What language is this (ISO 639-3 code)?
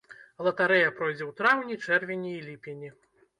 bel